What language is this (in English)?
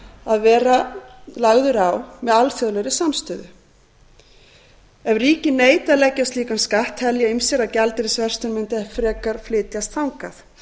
Icelandic